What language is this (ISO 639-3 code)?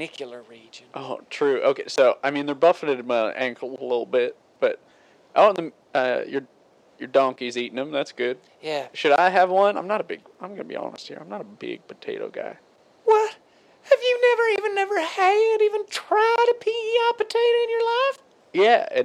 eng